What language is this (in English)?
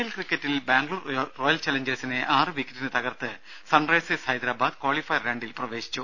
Malayalam